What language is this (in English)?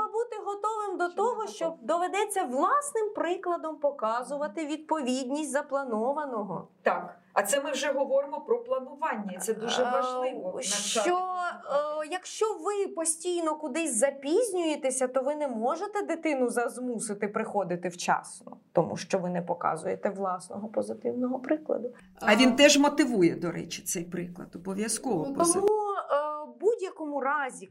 Ukrainian